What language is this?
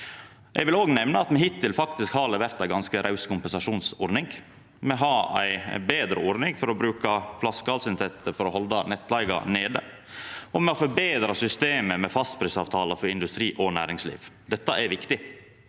Norwegian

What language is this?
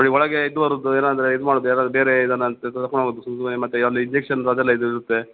Kannada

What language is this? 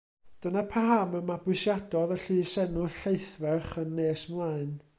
Welsh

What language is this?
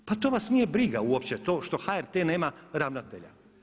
Croatian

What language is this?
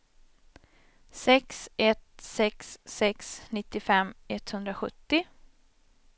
Swedish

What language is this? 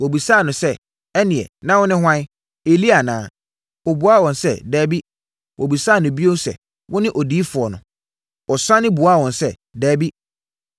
Akan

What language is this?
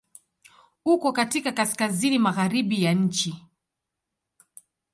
Swahili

